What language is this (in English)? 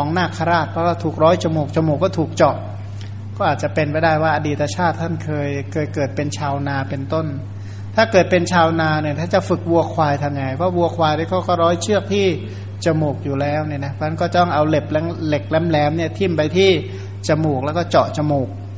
Thai